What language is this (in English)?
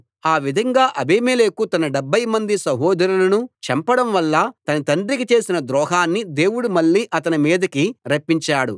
Telugu